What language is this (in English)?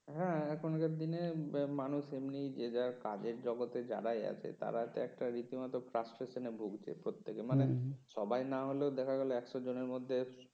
Bangla